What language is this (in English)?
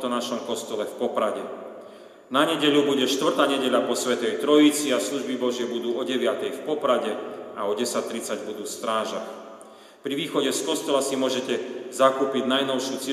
Slovak